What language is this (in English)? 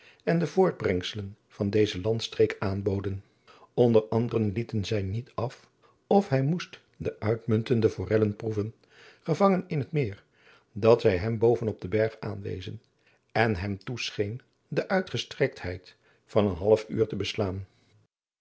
Dutch